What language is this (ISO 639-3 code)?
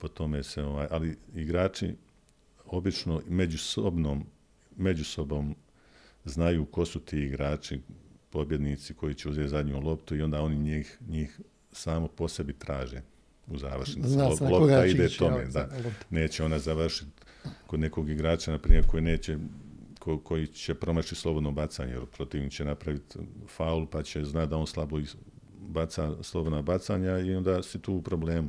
hrv